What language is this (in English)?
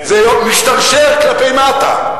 Hebrew